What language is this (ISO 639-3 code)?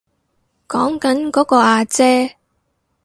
yue